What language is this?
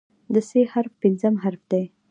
Pashto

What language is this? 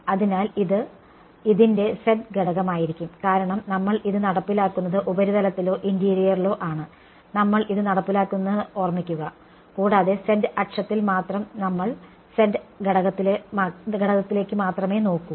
Malayalam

